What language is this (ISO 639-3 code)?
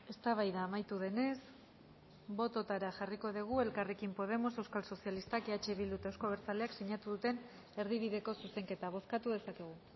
eus